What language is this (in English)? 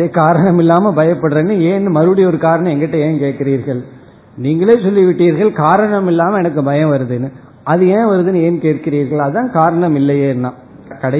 Tamil